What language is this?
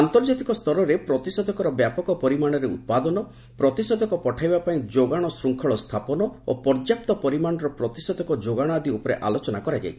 Odia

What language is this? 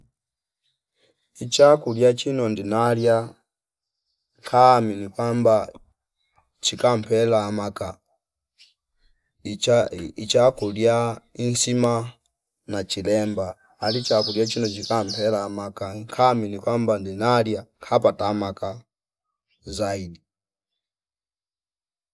Fipa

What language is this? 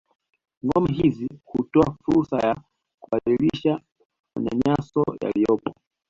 Swahili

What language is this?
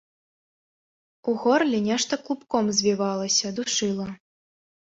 Belarusian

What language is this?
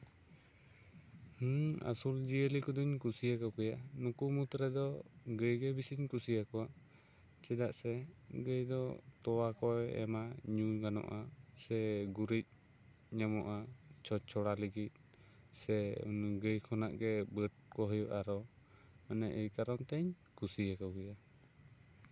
Santali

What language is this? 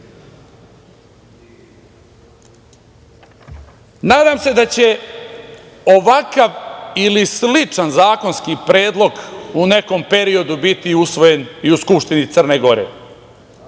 Serbian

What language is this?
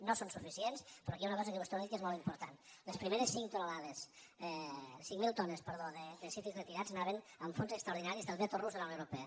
Catalan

